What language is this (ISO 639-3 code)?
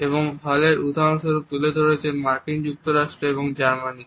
ben